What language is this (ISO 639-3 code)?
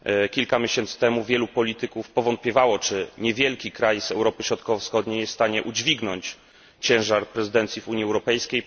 pol